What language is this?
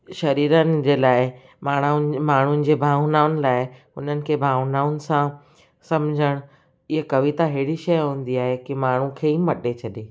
Sindhi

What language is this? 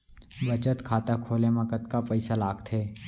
Chhattisgarhi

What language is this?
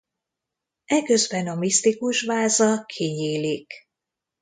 Hungarian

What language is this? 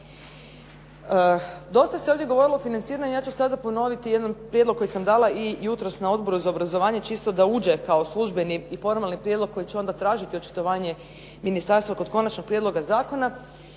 Croatian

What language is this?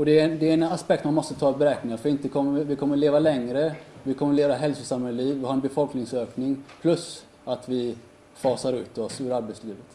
Swedish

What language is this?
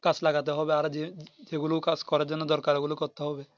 Bangla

